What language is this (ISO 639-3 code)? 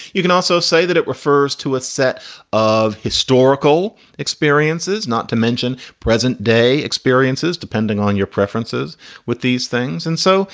eng